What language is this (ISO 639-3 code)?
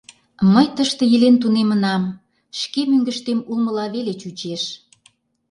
chm